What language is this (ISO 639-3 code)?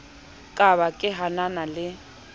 sot